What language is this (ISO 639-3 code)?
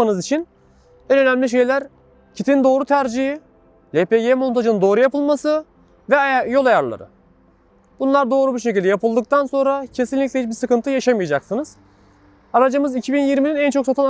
tur